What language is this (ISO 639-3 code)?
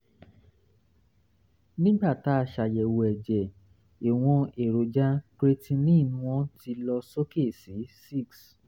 yor